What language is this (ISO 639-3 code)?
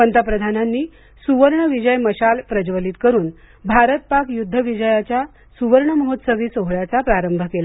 mar